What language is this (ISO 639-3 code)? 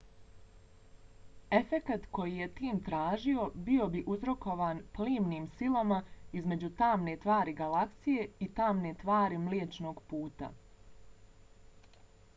bos